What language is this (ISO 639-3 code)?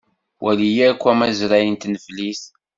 kab